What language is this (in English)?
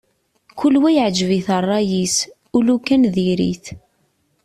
Kabyle